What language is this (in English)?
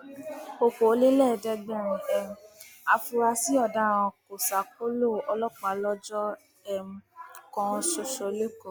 Yoruba